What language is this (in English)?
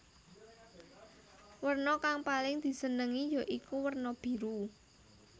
Javanese